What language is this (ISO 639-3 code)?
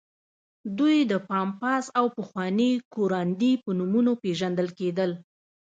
pus